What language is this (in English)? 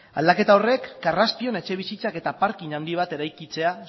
Basque